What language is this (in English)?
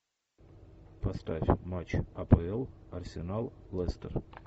Russian